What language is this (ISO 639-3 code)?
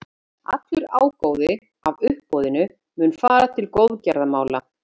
isl